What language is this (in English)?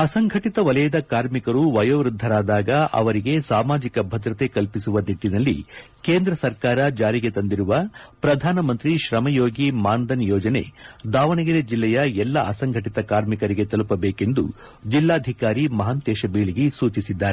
Kannada